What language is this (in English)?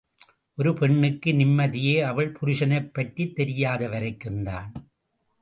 Tamil